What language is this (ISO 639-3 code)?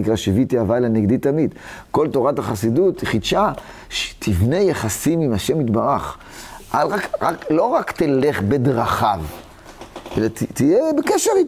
heb